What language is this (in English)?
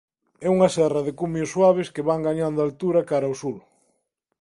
Galician